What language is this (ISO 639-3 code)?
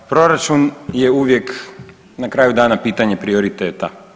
hrv